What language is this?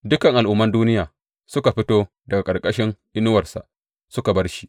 Hausa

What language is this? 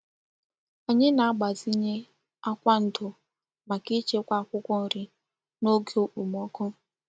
Igbo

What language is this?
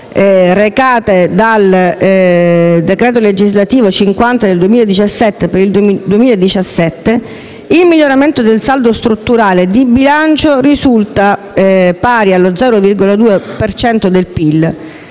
Italian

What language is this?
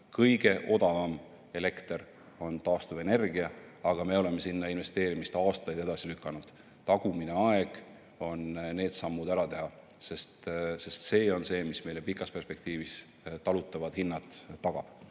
Estonian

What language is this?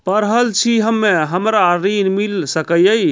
Maithili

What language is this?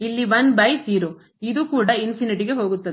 Kannada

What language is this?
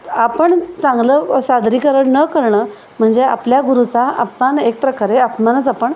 Marathi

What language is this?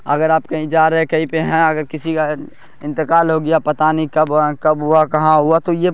Urdu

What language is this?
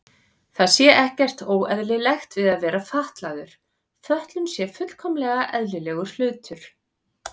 Icelandic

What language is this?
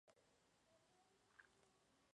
Spanish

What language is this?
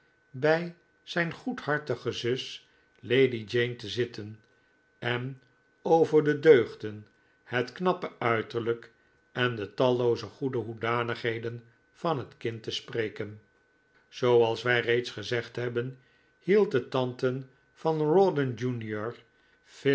Dutch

